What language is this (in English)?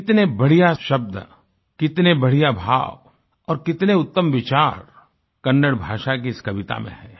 Hindi